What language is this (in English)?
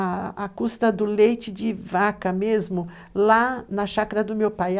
Portuguese